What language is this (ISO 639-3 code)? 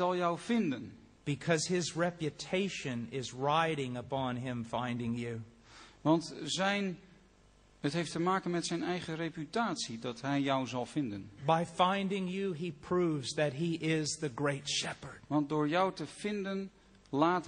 nld